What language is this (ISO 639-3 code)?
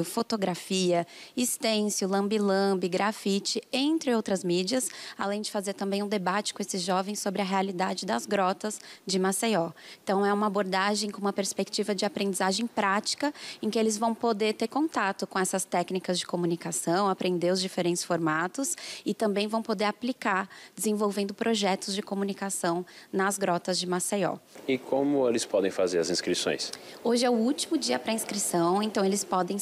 por